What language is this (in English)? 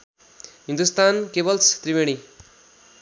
Nepali